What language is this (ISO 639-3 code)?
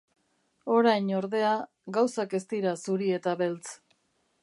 eus